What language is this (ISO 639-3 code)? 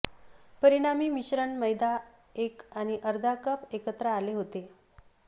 mar